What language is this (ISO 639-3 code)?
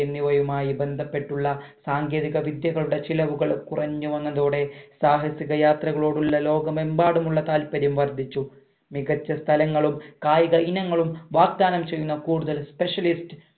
mal